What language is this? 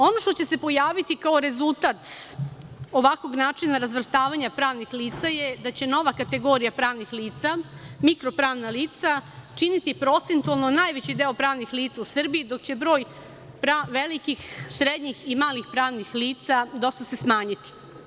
Serbian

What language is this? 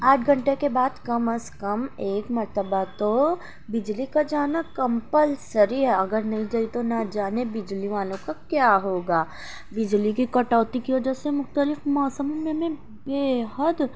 Urdu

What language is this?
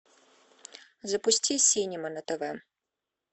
Russian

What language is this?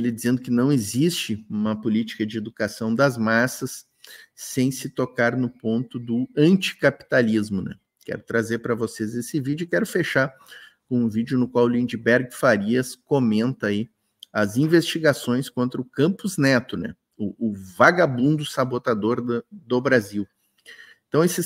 Portuguese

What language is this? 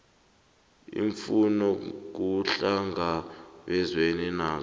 South Ndebele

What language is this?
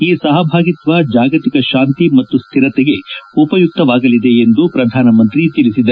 Kannada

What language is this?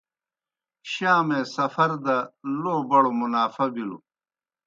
Kohistani Shina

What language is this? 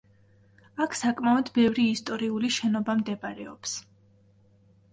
Georgian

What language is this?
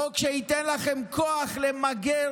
Hebrew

